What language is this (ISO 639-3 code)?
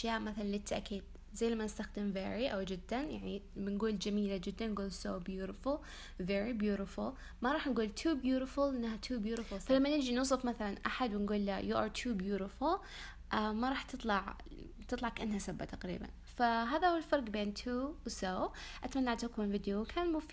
ara